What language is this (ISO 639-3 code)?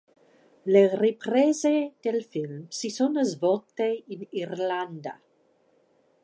ita